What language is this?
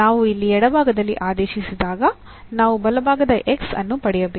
Kannada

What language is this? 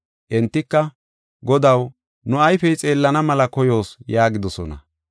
Gofa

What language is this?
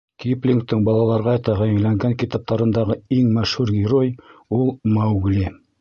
Bashkir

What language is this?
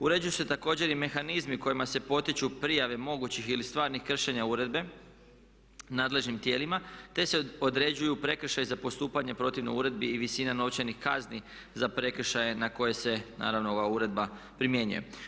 Croatian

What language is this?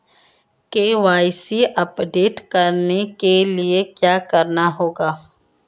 Hindi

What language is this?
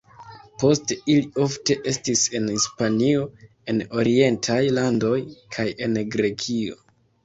Esperanto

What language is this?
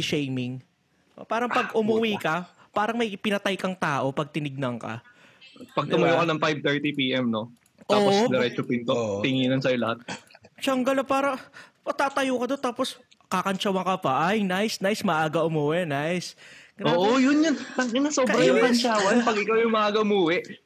Filipino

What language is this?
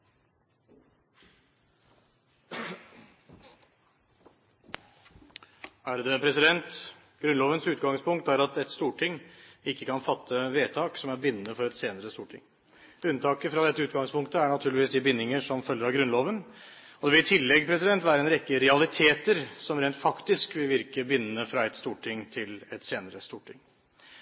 Norwegian Bokmål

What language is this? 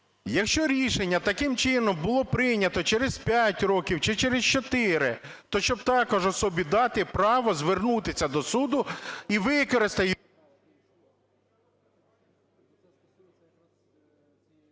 Ukrainian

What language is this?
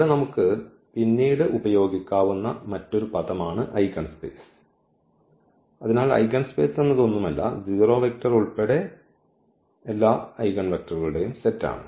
Malayalam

